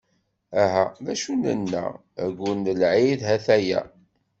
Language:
Kabyle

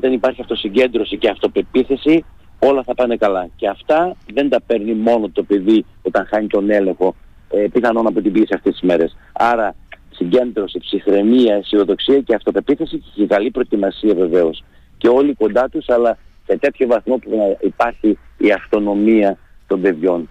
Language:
Greek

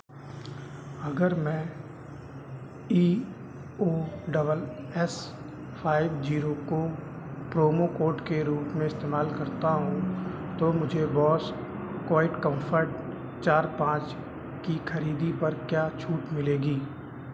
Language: Hindi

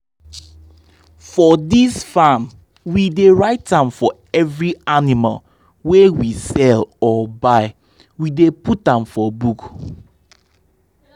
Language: Nigerian Pidgin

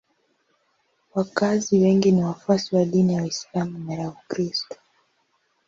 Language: Swahili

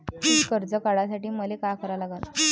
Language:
Marathi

